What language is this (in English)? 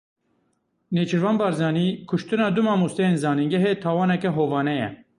Kurdish